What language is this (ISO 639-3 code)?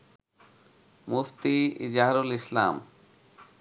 ben